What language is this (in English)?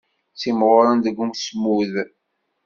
Kabyle